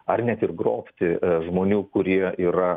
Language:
Lithuanian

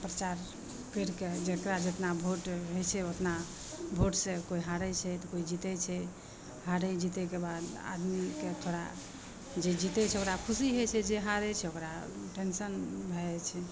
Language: Maithili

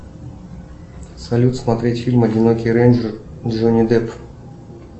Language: Russian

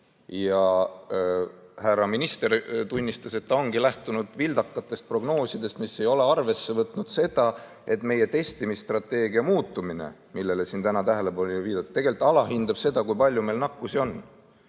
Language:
Estonian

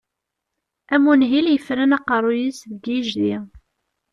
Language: Kabyle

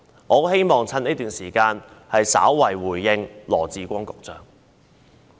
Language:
Cantonese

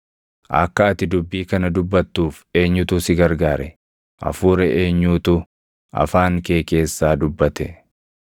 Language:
Oromo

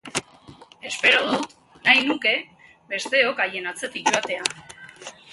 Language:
Basque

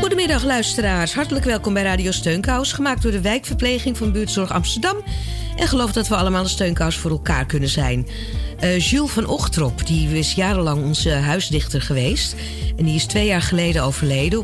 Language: Dutch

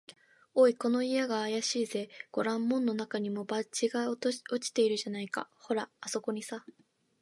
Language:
Japanese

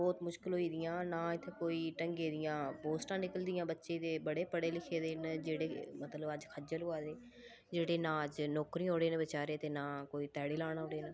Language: Dogri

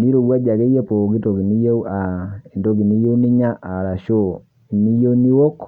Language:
Masai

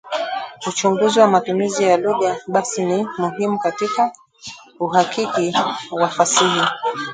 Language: Swahili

